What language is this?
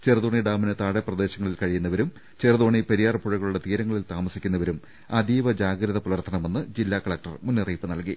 Malayalam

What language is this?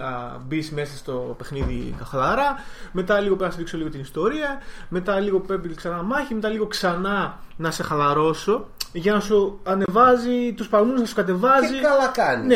Greek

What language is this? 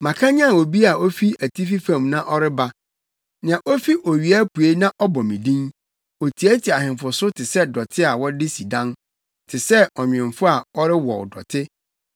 Akan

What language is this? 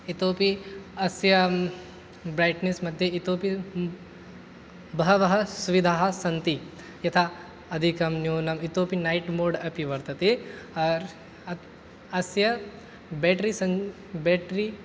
Sanskrit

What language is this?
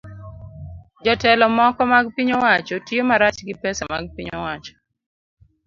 Luo (Kenya and Tanzania)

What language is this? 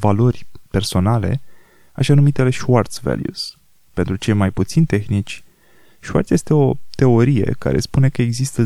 Romanian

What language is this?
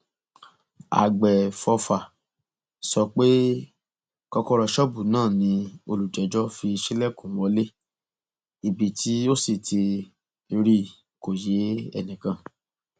Yoruba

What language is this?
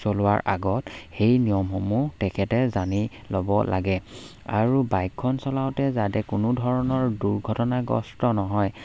Assamese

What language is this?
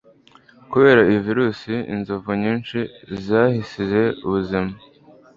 Kinyarwanda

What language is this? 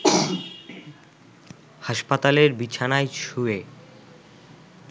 Bangla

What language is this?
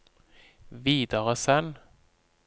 Norwegian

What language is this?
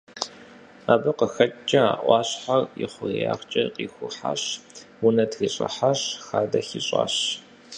Kabardian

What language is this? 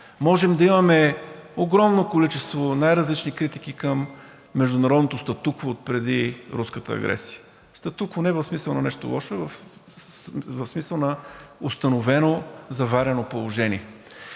Bulgarian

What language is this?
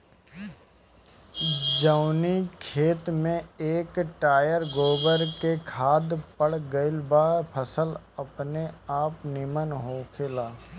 Bhojpuri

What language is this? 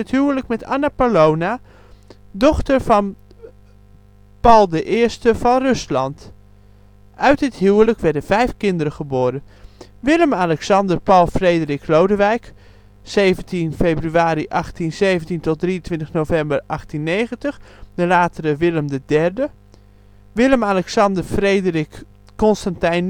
Dutch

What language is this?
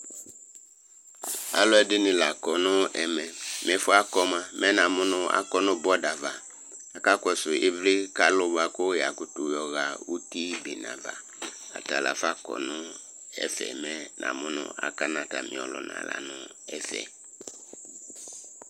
Ikposo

